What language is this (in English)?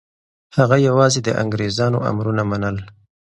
Pashto